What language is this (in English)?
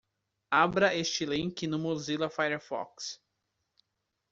Portuguese